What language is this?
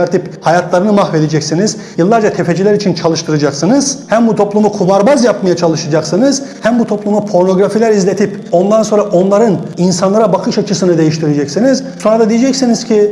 Turkish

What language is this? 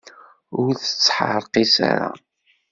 Kabyle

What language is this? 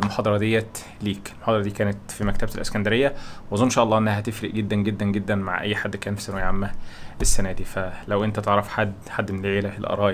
Arabic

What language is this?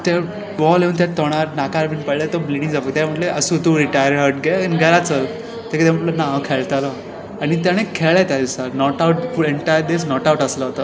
Konkani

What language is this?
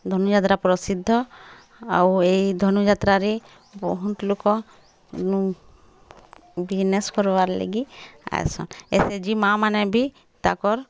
Odia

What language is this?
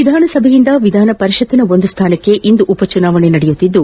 Kannada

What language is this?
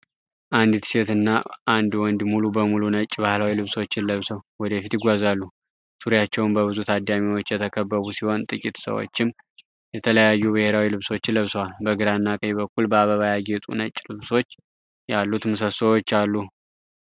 Amharic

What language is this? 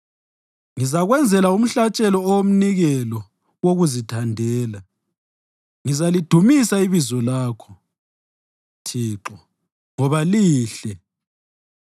North Ndebele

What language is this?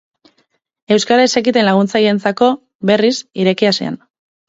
Basque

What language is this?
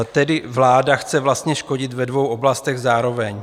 Czech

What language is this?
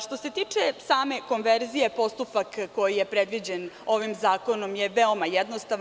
Serbian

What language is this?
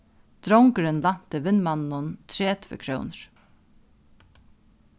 Faroese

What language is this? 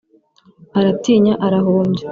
Kinyarwanda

